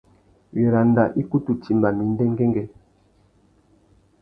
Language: Tuki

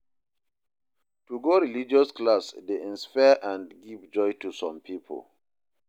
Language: Nigerian Pidgin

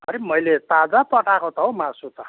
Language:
Nepali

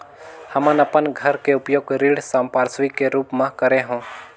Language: Chhattisgarhi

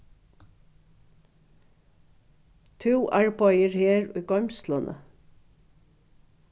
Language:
Faroese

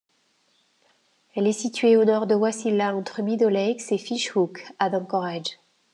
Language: French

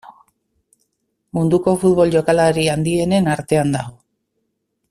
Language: Basque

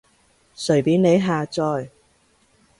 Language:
Cantonese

